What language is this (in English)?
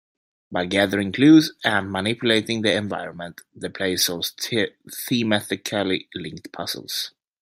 English